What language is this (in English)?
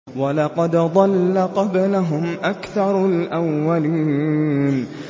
Arabic